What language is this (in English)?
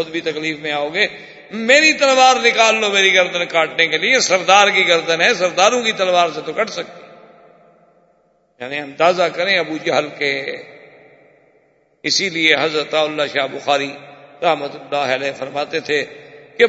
Urdu